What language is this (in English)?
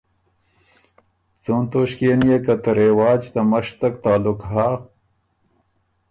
Ormuri